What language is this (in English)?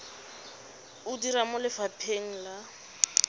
Tswana